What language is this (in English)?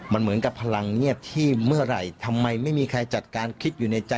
Thai